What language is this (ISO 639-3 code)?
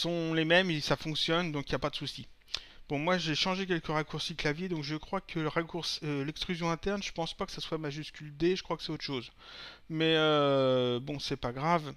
fra